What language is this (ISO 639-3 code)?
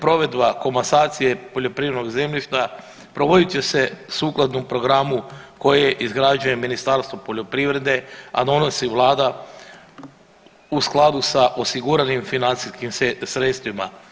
hrv